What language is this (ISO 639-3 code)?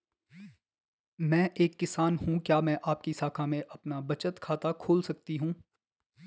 hin